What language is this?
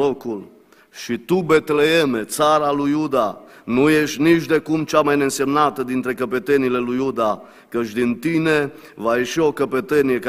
Romanian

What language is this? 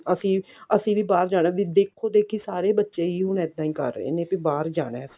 Punjabi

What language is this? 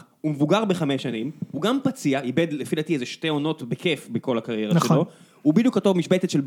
Hebrew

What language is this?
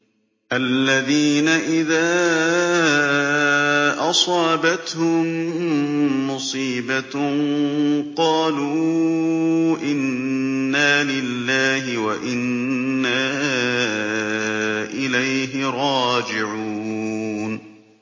Arabic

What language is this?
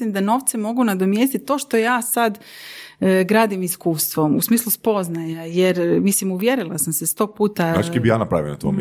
Croatian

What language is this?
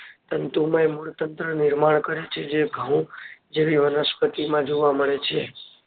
Gujarati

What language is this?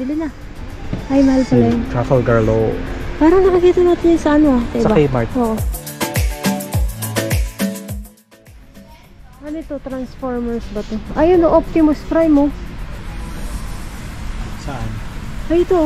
Filipino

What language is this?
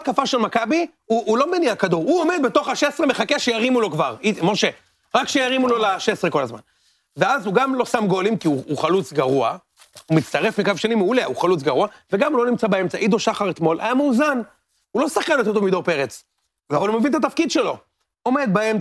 Hebrew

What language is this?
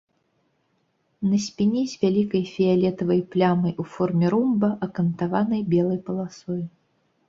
Belarusian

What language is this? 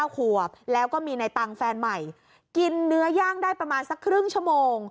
Thai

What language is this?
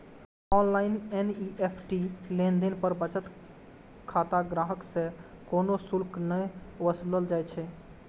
Maithili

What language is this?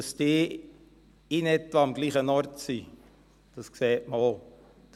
Swiss German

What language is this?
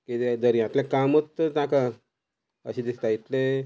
Konkani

